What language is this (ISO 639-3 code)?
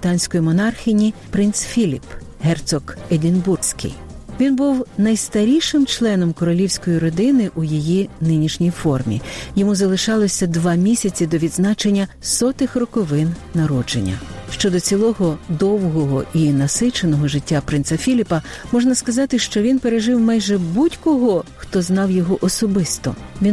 ukr